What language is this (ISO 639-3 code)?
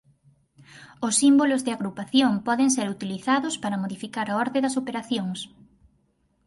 glg